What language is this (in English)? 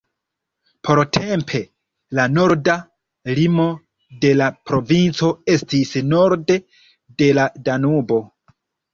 Esperanto